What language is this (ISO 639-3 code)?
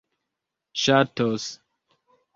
epo